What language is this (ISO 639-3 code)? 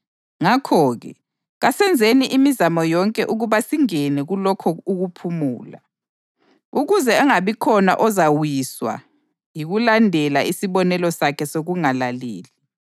nde